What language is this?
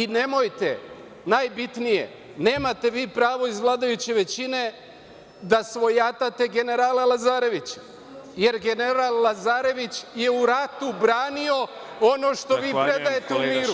Serbian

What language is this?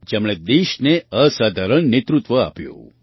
Gujarati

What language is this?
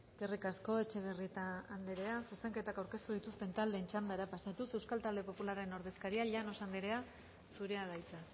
Basque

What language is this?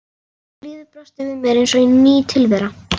Icelandic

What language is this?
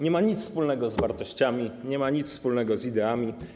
Polish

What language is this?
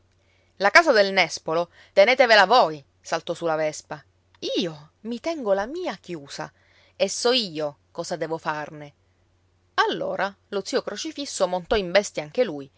Italian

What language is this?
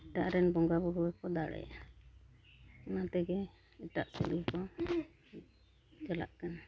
Santali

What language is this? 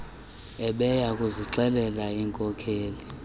Xhosa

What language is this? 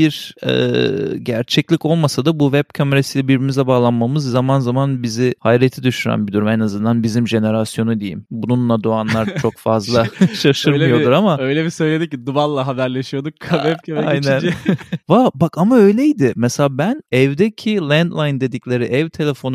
Turkish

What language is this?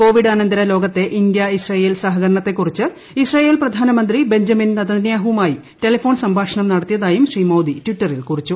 Malayalam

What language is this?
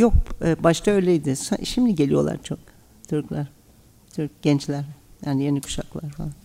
Turkish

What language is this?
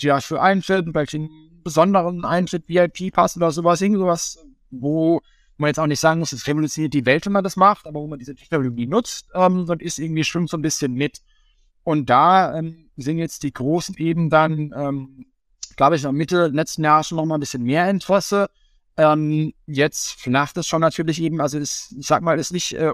German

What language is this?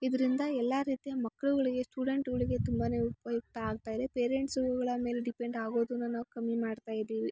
Kannada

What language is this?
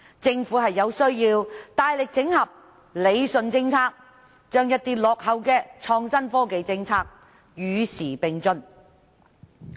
Cantonese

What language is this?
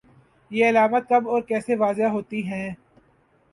Urdu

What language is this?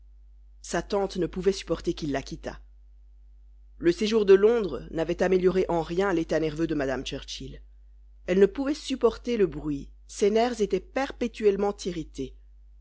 French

